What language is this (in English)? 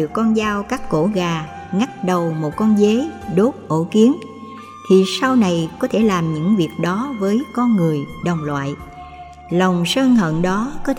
Vietnamese